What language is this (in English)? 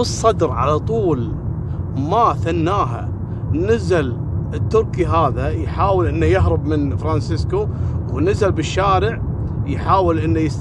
Arabic